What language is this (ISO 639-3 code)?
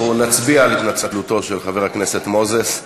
heb